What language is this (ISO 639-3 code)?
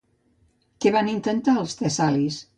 cat